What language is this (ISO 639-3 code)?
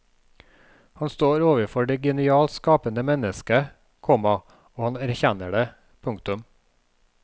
nor